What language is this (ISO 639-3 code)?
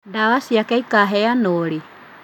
kik